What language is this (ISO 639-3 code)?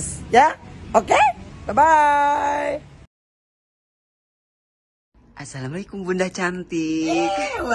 ind